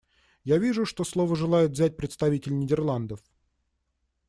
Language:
Russian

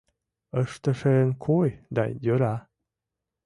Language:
Mari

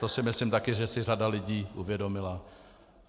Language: Czech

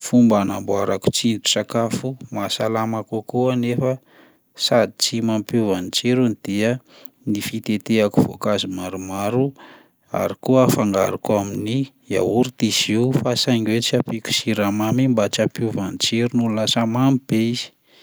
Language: Malagasy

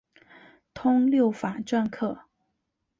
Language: Chinese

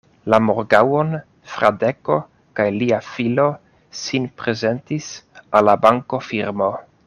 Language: Esperanto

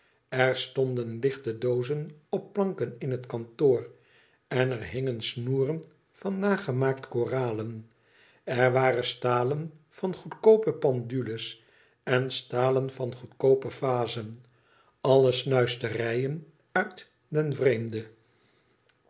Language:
Dutch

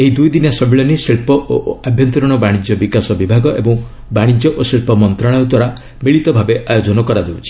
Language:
Odia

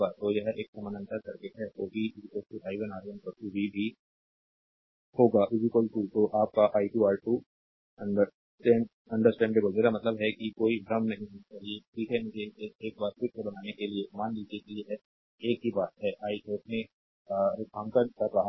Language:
Hindi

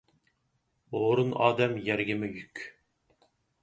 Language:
Uyghur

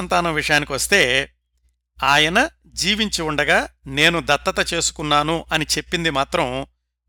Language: Telugu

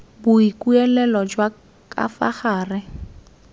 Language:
Tswana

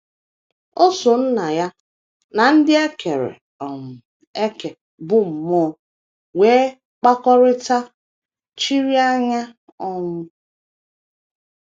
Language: Igbo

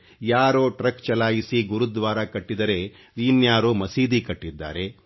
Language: Kannada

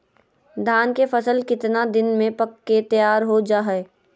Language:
Magahi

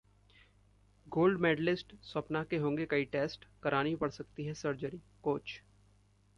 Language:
Hindi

